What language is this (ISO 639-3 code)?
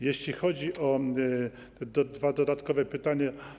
pol